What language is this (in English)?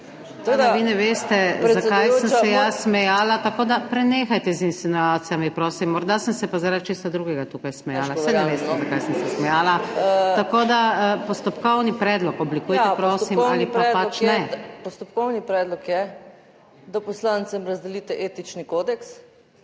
Slovenian